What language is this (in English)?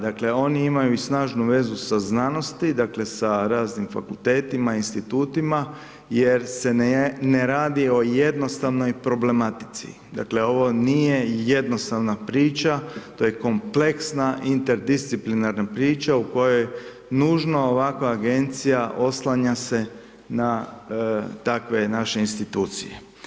Croatian